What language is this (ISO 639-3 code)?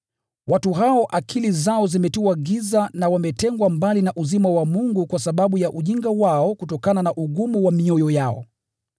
swa